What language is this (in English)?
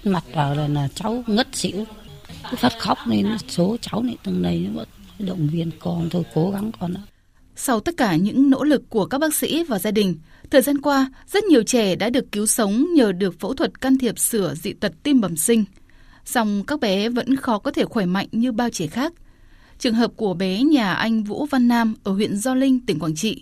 Vietnamese